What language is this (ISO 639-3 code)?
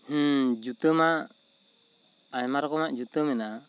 sat